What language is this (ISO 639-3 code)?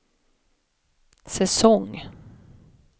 swe